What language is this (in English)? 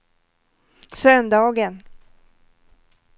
Swedish